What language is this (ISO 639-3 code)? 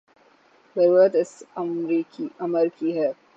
urd